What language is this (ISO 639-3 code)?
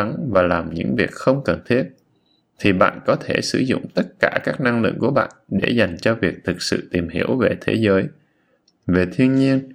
vie